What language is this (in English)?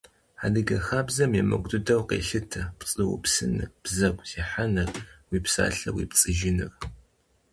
Kabardian